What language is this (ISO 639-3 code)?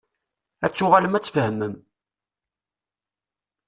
kab